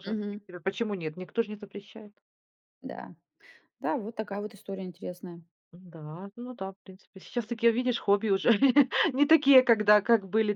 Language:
Russian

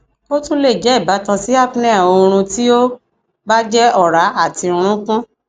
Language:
Yoruba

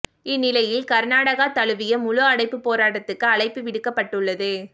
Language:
Tamil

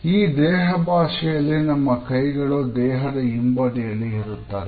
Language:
Kannada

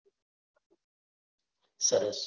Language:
Gujarati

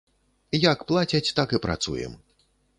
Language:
Belarusian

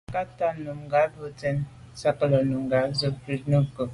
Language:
Medumba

